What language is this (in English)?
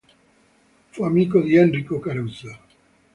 Italian